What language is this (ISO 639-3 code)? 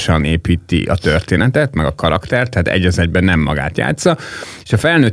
hun